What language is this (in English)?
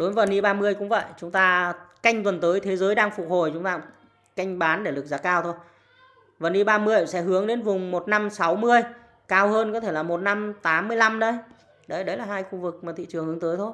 Vietnamese